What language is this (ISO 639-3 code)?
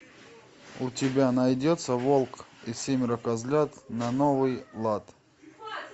rus